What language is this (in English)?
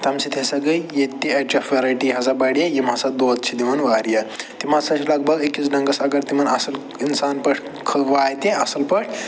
Kashmiri